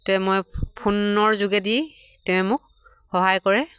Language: Assamese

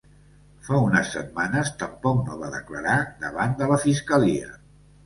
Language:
Catalan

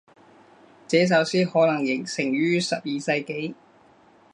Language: Chinese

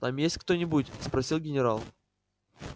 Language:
Russian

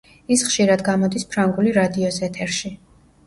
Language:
Georgian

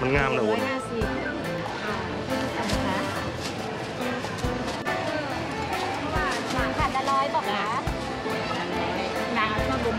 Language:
Thai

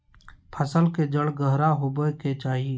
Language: Magahi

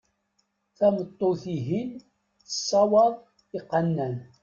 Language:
Kabyle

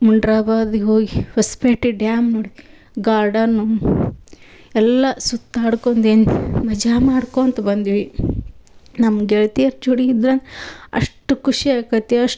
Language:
Kannada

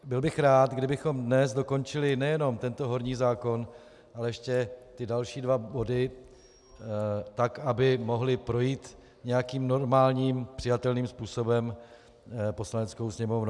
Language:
Czech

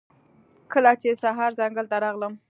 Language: Pashto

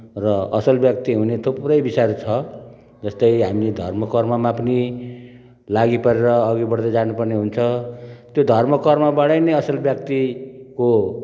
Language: Nepali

